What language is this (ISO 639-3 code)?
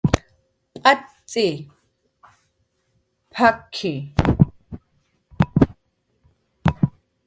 jqr